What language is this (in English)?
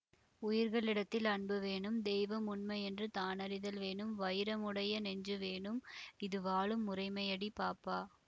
Tamil